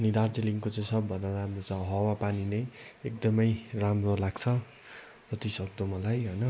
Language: Nepali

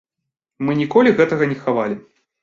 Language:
Belarusian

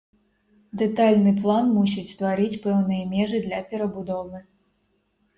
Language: Belarusian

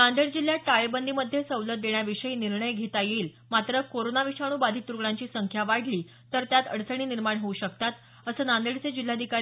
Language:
Marathi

